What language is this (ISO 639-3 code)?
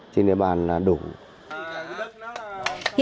vie